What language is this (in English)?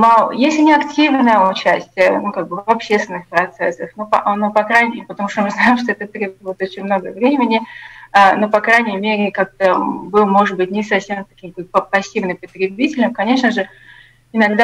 Russian